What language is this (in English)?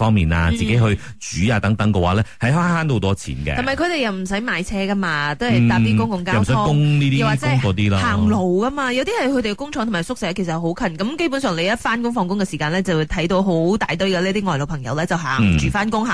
Chinese